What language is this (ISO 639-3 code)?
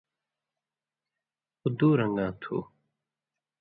mvy